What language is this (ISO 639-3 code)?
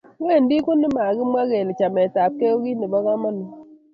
kln